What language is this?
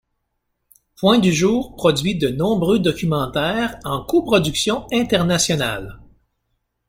French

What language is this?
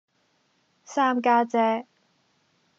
Cantonese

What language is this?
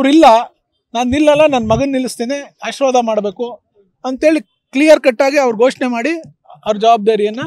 Hindi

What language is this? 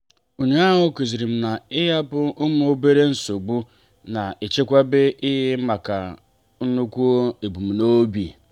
Igbo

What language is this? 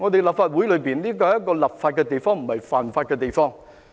Cantonese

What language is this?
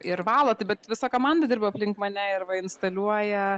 Lithuanian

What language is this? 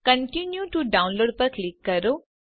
Gujarati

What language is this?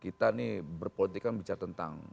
Indonesian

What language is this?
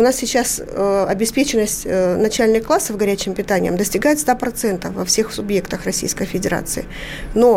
Russian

